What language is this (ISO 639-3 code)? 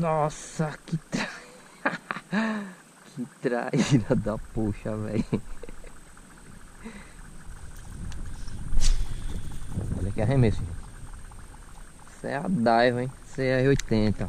por